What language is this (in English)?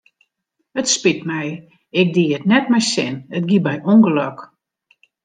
Western Frisian